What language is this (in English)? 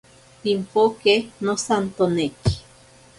Ashéninka Perené